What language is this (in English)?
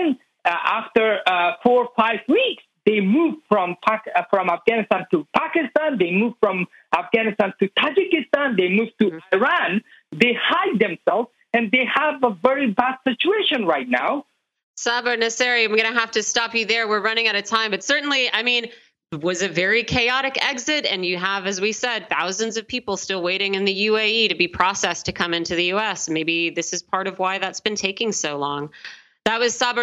English